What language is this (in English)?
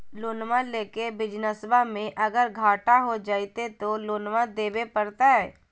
Magahi